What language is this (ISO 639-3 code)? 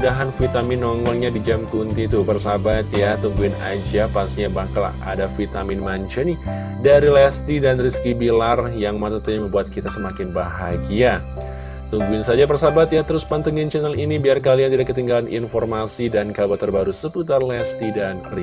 ind